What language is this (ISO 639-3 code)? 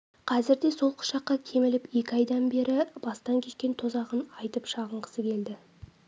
kaz